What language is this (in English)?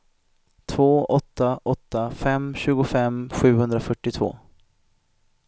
Swedish